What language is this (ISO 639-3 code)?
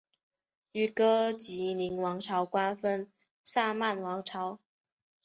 zho